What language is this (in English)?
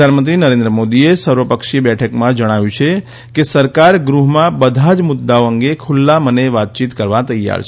Gujarati